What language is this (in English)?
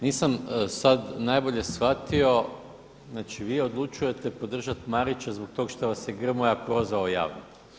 Croatian